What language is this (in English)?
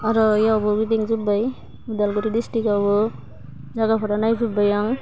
Bodo